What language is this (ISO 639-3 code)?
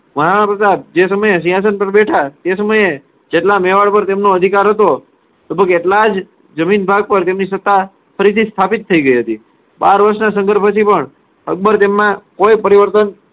guj